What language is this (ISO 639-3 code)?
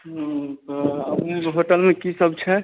mai